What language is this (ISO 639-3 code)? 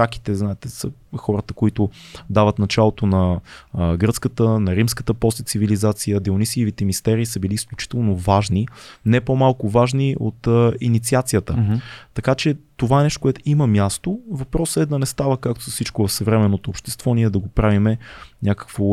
bul